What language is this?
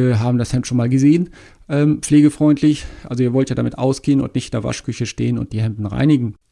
German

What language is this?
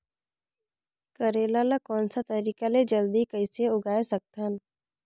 Chhattisgarhi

